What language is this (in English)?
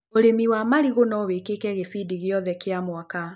Kikuyu